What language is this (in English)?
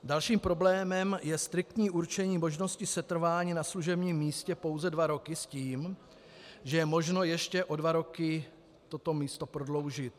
Czech